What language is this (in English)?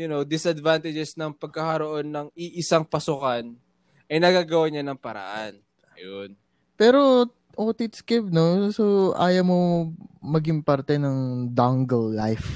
Filipino